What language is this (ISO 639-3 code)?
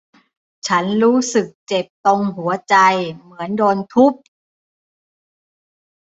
tha